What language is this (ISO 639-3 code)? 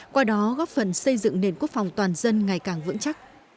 vie